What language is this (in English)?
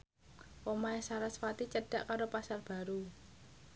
Javanese